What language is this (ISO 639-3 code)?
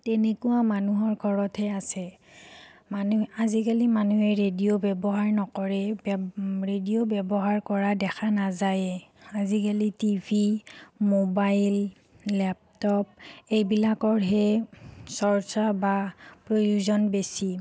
asm